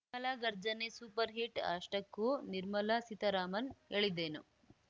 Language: Kannada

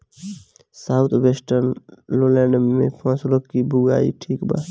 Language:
Bhojpuri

